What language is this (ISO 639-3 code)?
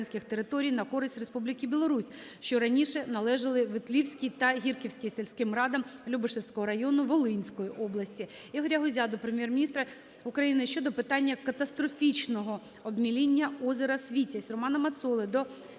ukr